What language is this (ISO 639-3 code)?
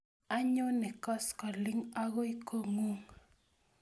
kln